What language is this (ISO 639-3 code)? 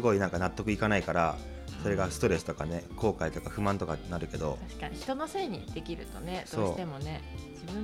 jpn